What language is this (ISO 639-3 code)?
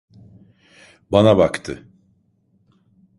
tur